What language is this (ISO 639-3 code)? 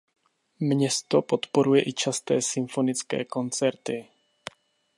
ces